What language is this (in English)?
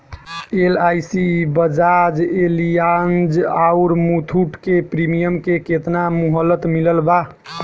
Bhojpuri